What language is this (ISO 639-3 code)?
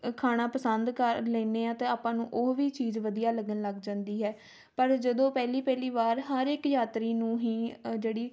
pan